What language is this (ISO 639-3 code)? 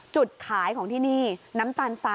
tha